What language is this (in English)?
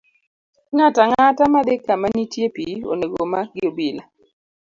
Luo (Kenya and Tanzania)